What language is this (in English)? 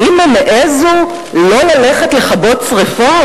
Hebrew